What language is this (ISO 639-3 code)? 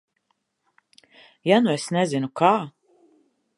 lav